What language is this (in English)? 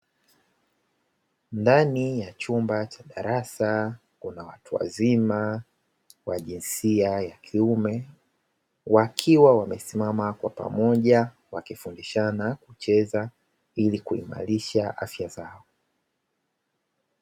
Swahili